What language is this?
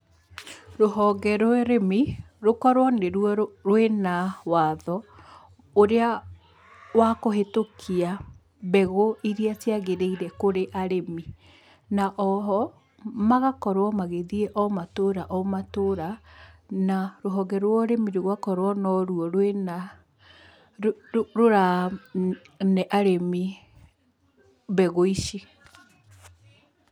Kikuyu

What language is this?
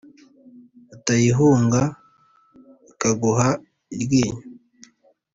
Kinyarwanda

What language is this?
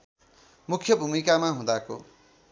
Nepali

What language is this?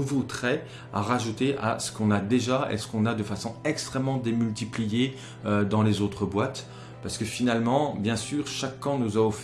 French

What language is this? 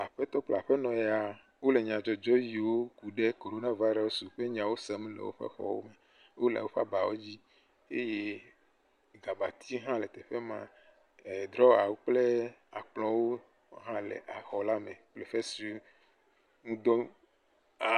Ewe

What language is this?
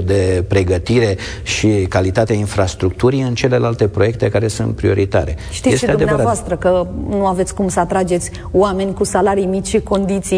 Romanian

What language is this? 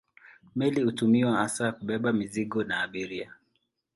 Swahili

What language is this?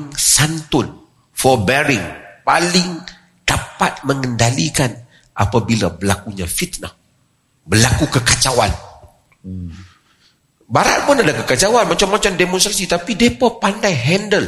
Malay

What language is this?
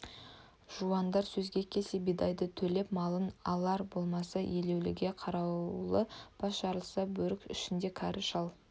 Kazakh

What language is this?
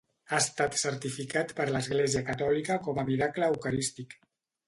Catalan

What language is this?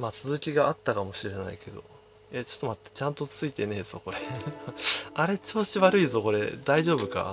Japanese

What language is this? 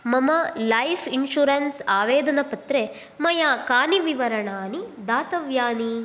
Sanskrit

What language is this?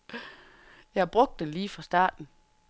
Danish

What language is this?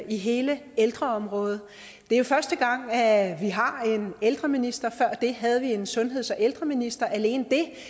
Danish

